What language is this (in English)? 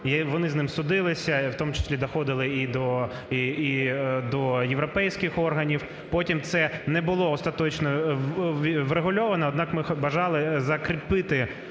Ukrainian